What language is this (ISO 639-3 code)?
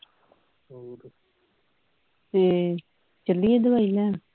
pan